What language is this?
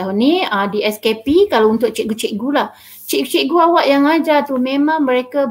Malay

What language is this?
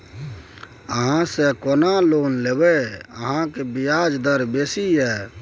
Maithili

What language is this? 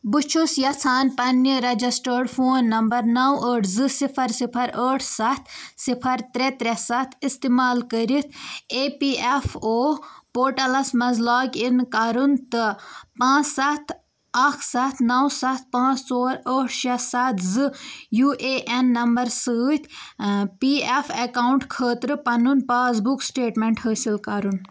Kashmiri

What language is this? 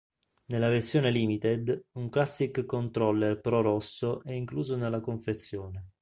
Italian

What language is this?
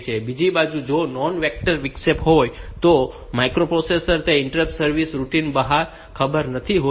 Gujarati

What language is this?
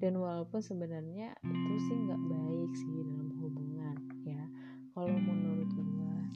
Indonesian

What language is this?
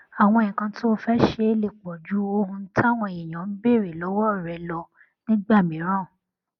Yoruba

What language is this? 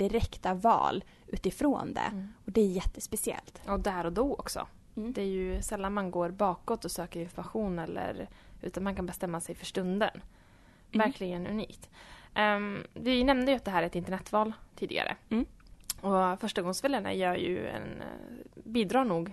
Swedish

